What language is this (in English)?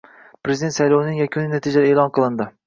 Uzbek